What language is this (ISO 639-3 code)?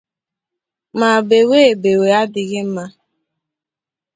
ibo